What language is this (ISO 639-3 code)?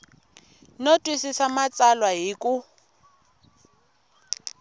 tso